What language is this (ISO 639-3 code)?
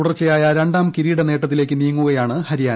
mal